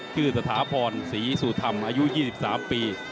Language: Thai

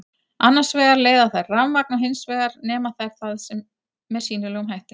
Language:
Icelandic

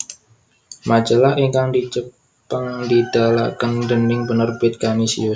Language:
Javanese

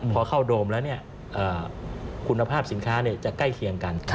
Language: Thai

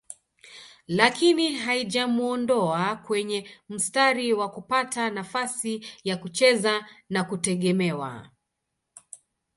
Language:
Swahili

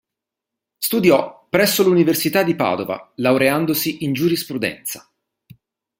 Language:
Italian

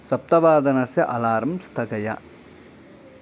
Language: Sanskrit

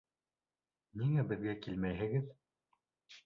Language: Bashkir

